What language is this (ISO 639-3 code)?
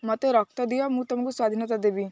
ori